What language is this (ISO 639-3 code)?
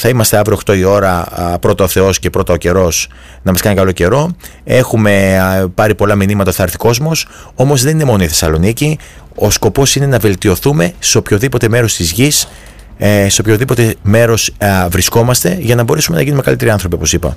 ell